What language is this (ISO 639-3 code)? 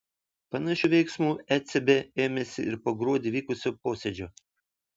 lit